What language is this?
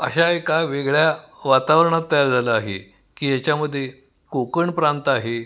Marathi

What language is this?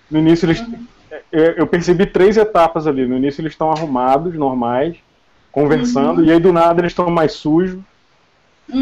Portuguese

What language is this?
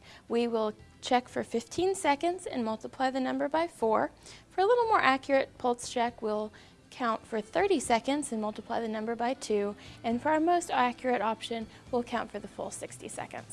English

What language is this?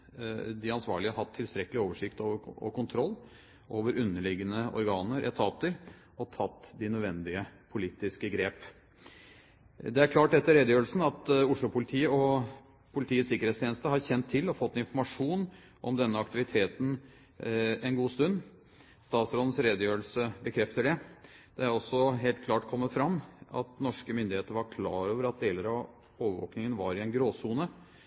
Norwegian Bokmål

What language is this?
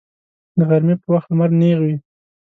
Pashto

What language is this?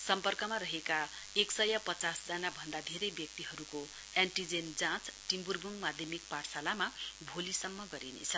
Nepali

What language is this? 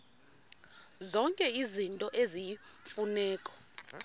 Xhosa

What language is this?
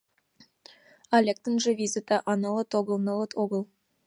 Mari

